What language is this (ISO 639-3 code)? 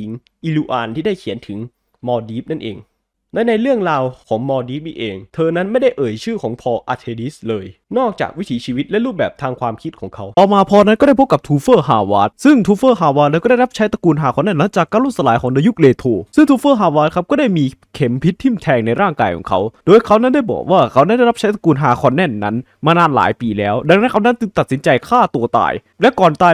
tha